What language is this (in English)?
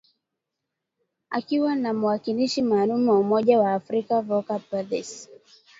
Swahili